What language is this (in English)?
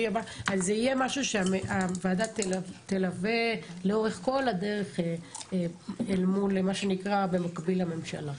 Hebrew